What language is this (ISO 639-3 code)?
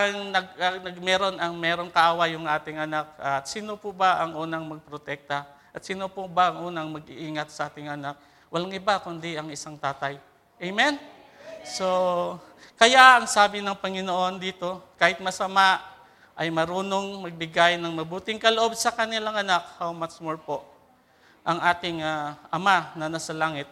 fil